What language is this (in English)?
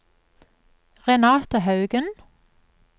Norwegian